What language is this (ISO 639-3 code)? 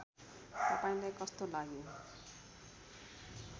nep